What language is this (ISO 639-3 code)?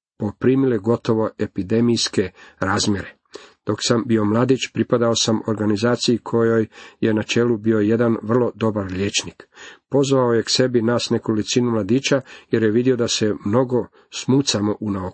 hrv